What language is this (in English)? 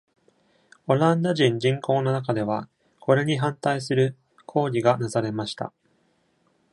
Japanese